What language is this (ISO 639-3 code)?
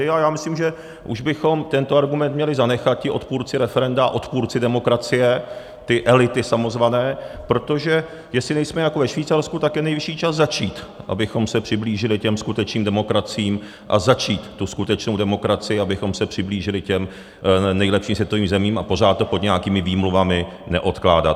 ces